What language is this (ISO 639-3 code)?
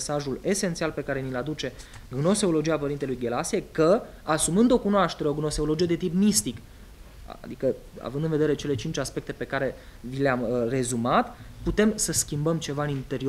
ron